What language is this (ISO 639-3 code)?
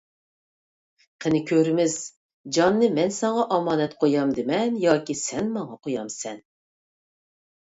uig